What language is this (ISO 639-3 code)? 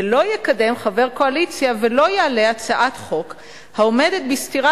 heb